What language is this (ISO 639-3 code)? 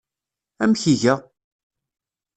kab